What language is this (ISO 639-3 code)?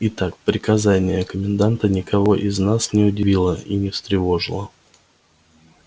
rus